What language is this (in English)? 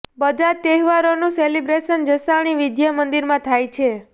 Gujarati